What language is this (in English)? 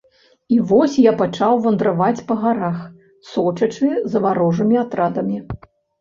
Belarusian